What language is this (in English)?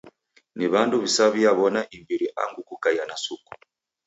Taita